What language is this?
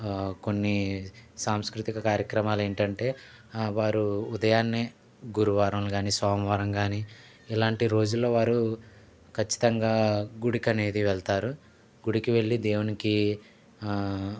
Telugu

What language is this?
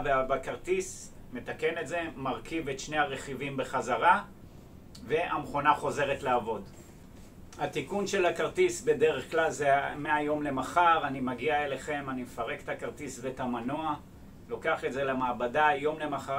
Hebrew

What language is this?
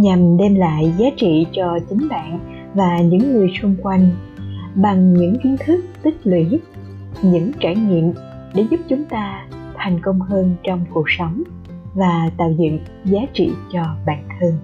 Vietnamese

